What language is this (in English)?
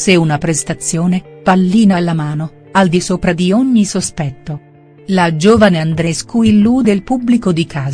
Italian